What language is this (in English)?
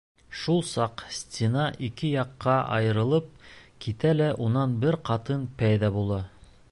Bashkir